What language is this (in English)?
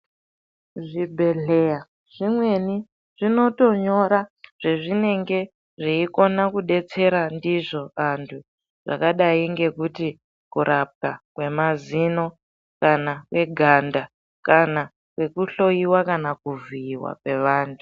Ndau